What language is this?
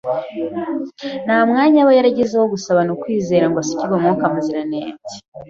Kinyarwanda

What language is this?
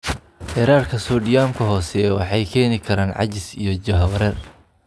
Somali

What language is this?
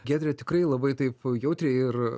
Lithuanian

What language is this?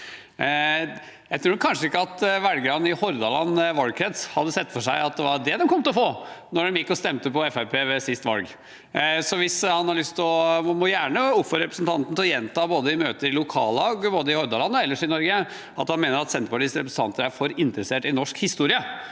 Norwegian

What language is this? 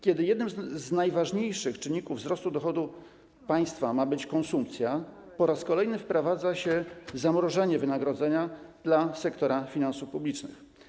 Polish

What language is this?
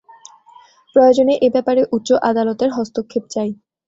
Bangla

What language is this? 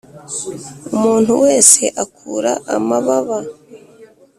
Kinyarwanda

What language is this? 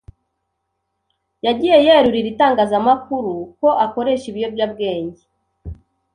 Kinyarwanda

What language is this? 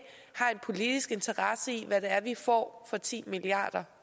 Danish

